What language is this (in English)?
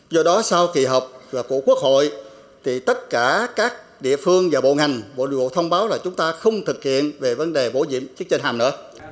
Vietnamese